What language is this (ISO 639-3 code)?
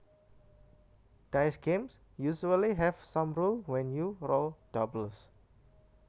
jav